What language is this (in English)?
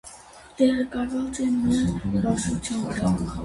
Armenian